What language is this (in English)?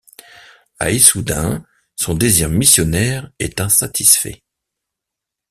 French